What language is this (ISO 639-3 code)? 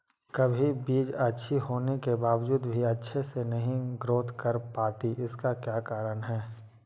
mag